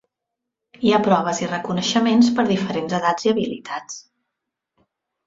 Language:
Catalan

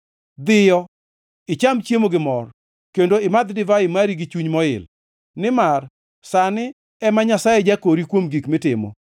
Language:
Luo (Kenya and Tanzania)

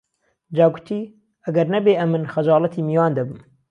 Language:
Central Kurdish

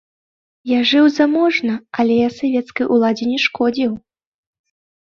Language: Belarusian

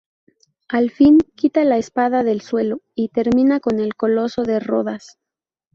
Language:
Spanish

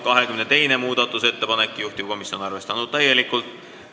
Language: Estonian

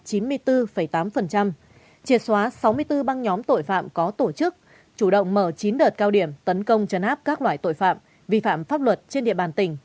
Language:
Vietnamese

